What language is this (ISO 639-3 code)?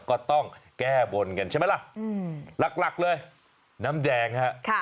tha